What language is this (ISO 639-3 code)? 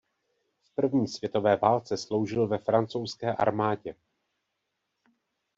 ces